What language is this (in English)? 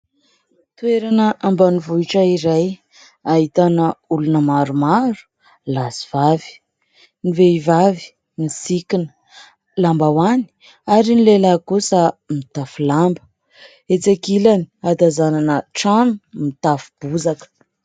Malagasy